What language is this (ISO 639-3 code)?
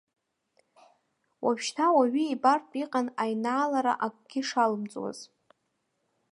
abk